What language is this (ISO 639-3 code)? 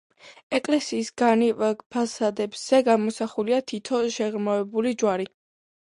kat